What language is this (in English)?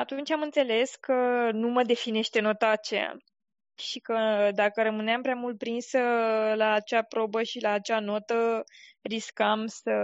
Romanian